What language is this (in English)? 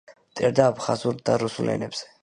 Georgian